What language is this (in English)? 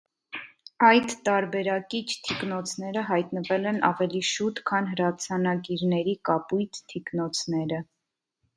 Armenian